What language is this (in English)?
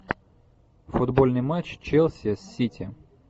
Russian